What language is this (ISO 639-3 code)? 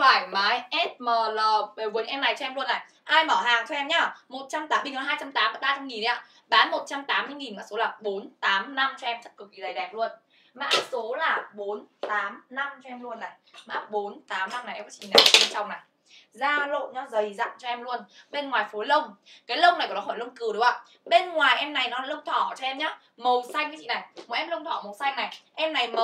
vie